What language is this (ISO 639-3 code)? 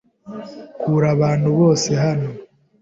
kin